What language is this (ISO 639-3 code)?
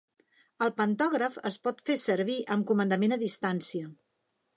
cat